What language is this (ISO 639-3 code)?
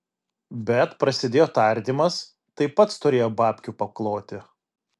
lit